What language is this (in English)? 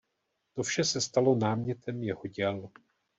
Czech